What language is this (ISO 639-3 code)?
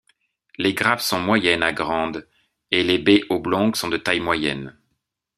fra